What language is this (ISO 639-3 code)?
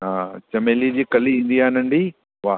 snd